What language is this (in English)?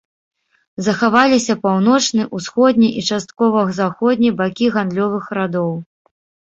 Belarusian